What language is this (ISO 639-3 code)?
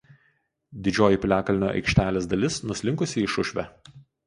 lit